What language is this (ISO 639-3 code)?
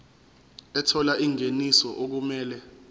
zul